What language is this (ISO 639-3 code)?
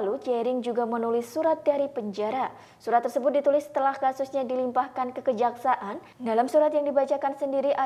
ind